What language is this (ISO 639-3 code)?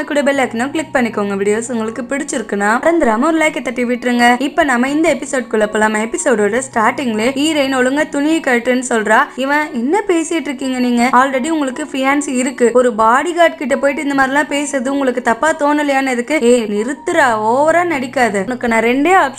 ind